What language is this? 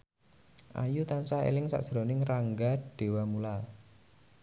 Javanese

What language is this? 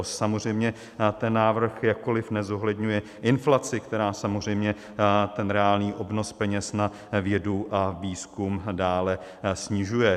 Czech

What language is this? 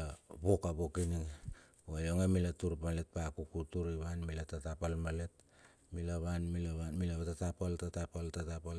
Bilur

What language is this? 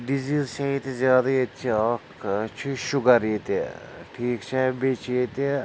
Kashmiri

